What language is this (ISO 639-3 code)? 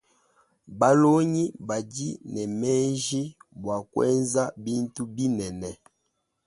lua